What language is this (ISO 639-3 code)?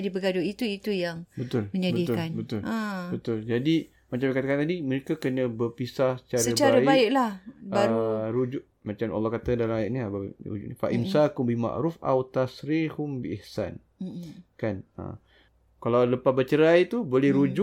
msa